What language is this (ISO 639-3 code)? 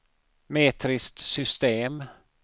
swe